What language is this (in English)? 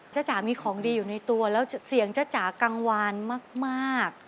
Thai